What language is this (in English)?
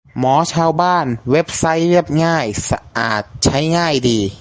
Thai